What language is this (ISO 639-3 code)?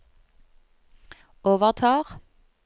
nor